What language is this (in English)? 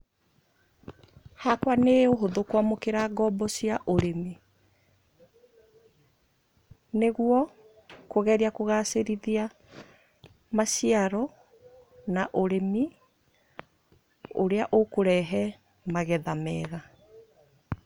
Kikuyu